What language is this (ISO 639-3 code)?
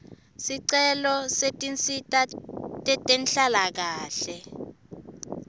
ssw